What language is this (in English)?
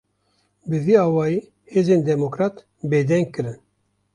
Kurdish